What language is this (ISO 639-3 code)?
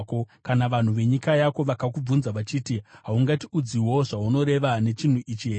sna